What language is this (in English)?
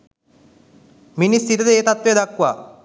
Sinhala